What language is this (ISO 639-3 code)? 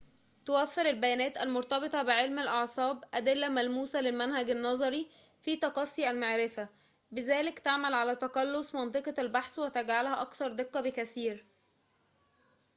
ara